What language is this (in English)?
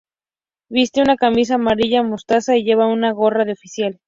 Spanish